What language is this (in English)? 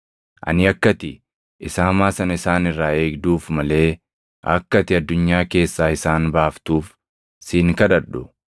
Oromo